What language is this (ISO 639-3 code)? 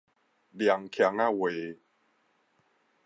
nan